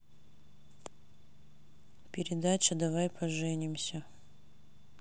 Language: Russian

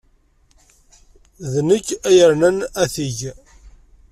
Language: Kabyle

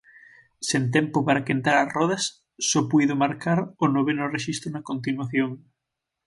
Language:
Galician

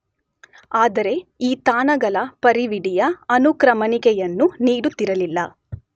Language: Kannada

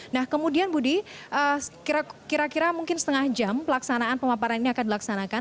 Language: Indonesian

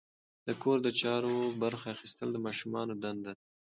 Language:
Pashto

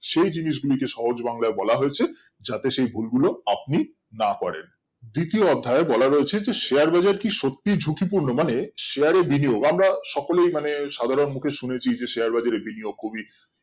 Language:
Bangla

